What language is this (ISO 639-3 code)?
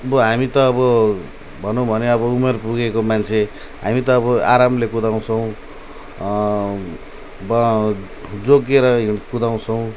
nep